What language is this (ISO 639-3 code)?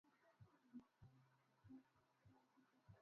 swa